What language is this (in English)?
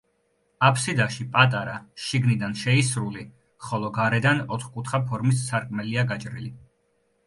Georgian